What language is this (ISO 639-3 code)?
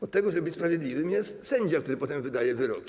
pol